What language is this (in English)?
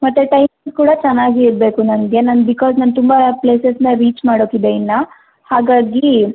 Kannada